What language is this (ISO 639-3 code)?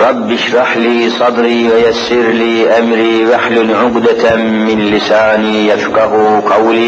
tur